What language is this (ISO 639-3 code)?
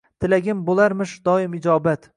uzb